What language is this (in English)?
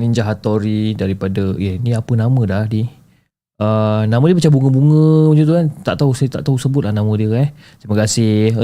Malay